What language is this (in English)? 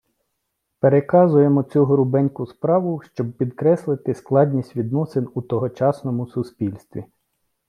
Ukrainian